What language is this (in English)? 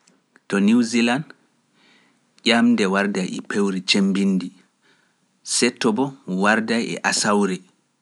Pular